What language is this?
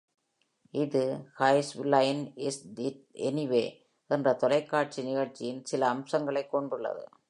Tamil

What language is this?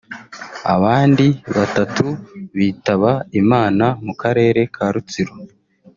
Kinyarwanda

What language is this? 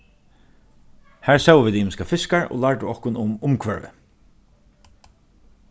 Faroese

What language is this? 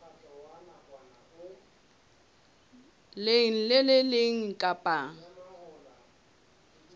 Southern Sotho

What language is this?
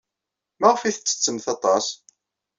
Kabyle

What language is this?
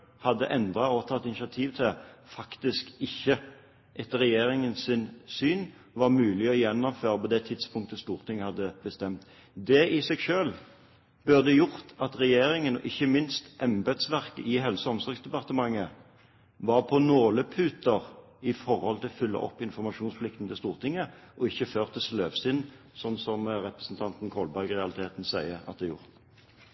Norwegian Bokmål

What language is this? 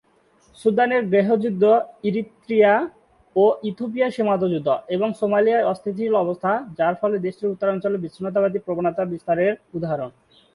Bangla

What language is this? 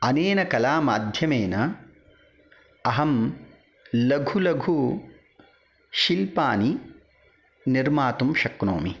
Sanskrit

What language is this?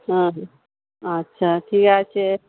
Bangla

